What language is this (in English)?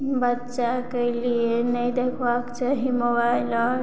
Maithili